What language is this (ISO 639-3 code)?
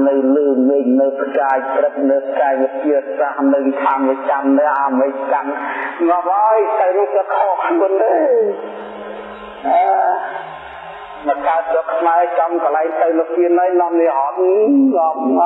vie